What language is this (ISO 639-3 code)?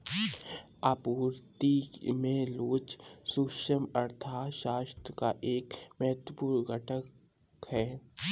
hin